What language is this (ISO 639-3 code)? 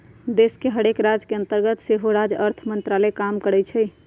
mag